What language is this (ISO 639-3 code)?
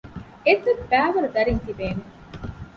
div